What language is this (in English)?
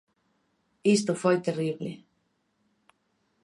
Galician